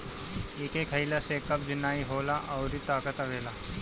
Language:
Bhojpuri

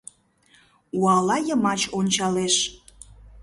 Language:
Mari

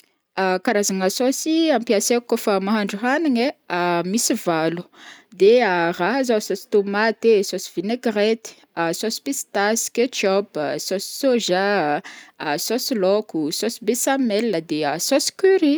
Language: Northern Betsimisaraka Malagasy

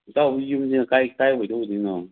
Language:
Manipuri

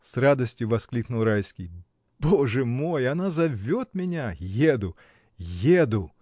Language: Russian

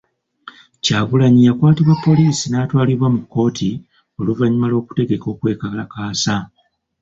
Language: Ganda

